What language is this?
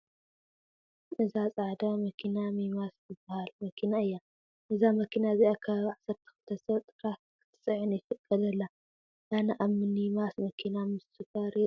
Tigrinya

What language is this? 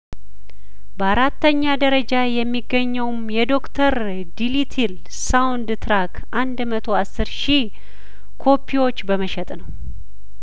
Amharic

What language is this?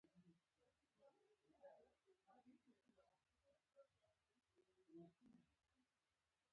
Pashto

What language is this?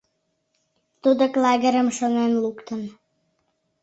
Mari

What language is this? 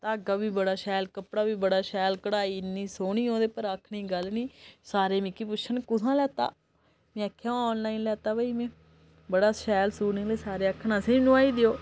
Dogri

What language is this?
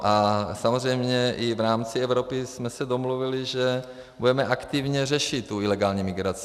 Czech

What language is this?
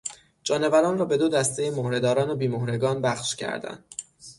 Persian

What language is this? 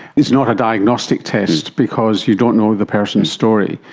English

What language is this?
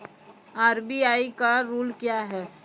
Maithili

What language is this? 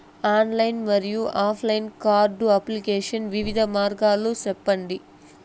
Telugu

